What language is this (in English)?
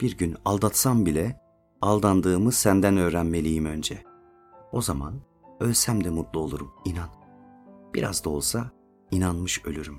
Turkish